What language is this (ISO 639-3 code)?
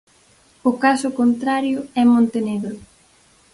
glg